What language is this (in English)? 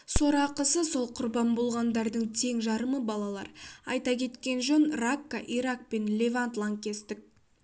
Kazakh